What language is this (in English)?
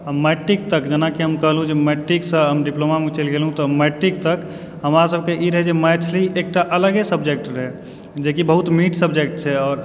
Maithili